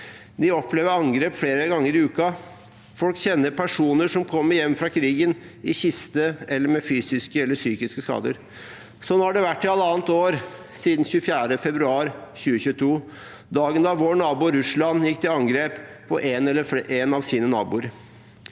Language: Norwegian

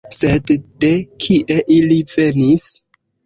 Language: Esperanto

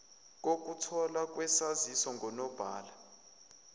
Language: Zulu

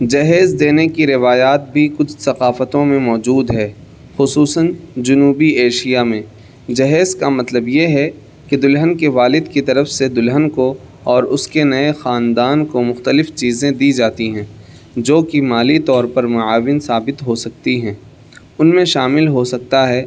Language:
Urdu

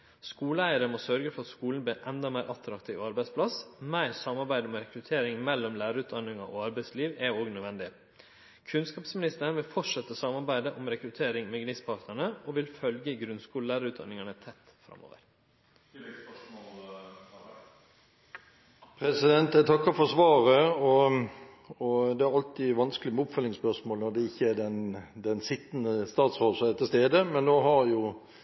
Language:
Norwegian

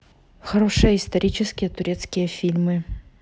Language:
Russian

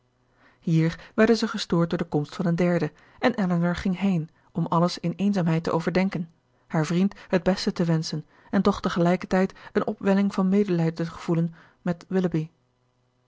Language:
Dutch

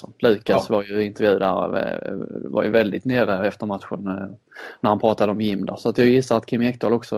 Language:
Swedish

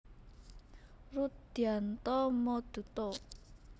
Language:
Javanese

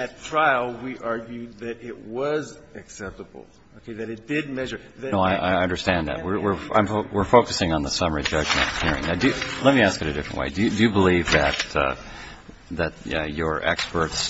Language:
English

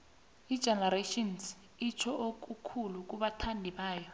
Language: South Ndebele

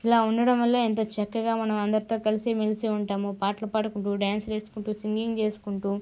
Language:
Telugu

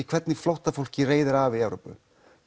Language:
Icelandic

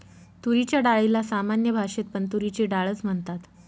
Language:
Marathi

